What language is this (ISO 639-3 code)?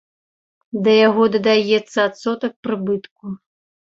bel